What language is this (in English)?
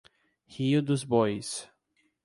Portuguese